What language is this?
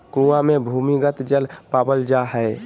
Magahi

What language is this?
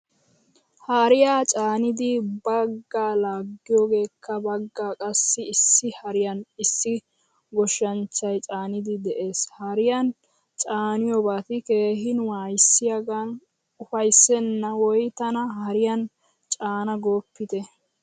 Wolaytta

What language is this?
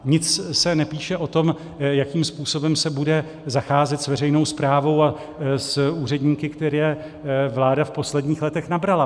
Czech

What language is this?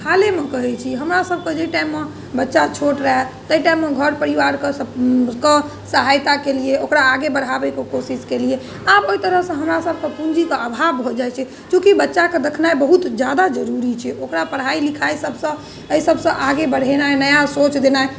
Maithili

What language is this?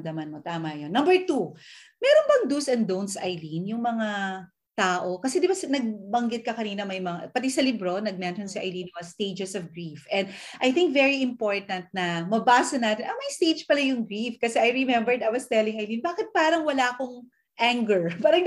Filipino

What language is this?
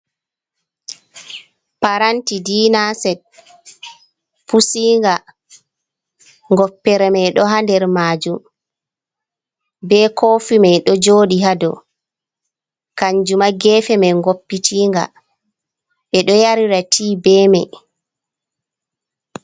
Fula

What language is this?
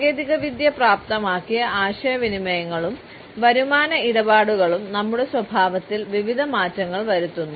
Malayalam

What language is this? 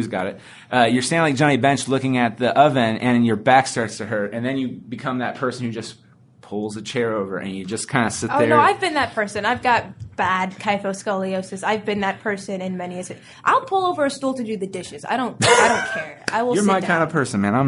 English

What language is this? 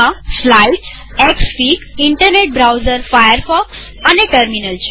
Gujarati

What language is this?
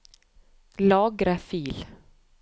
Norwegian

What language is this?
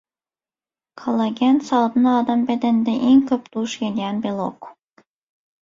Turkmen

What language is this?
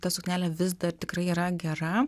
Lithuanian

